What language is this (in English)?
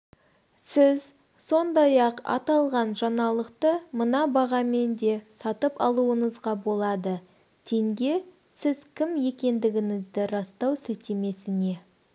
Kazakh